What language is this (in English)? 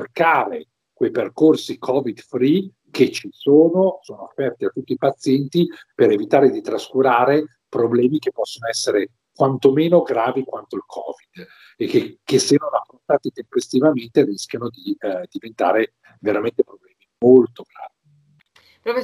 Italian